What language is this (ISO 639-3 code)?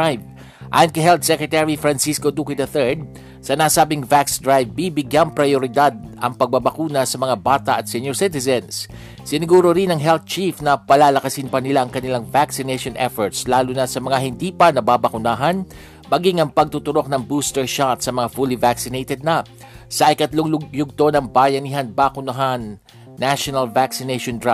fil